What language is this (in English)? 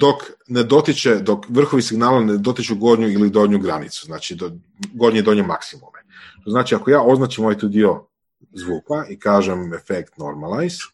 Croatian